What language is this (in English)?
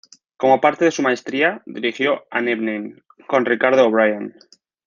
Spanish